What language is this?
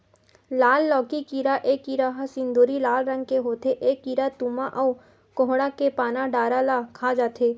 Chhattisgarhi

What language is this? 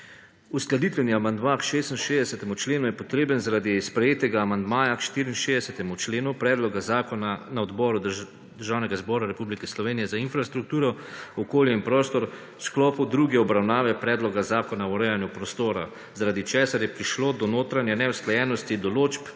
Slovenian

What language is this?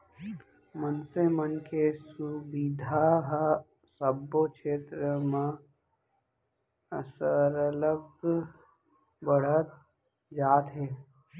Chhattisgarhi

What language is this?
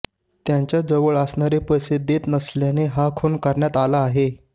Marathi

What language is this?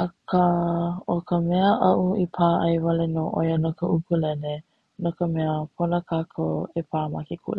Hawaiian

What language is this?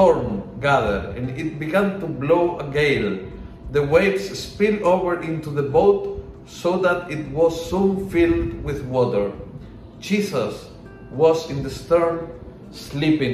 Filipino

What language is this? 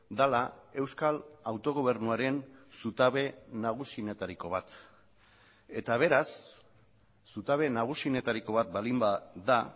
Basque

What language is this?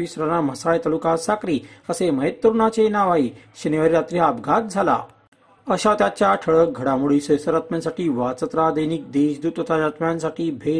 Marathi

